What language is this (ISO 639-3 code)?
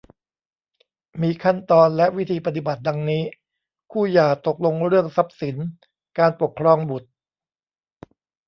tha